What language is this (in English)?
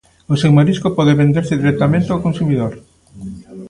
Galician